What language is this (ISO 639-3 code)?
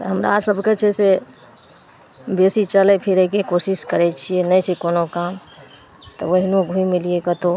mai